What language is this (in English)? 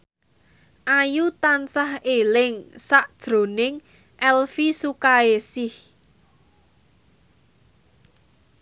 Javanese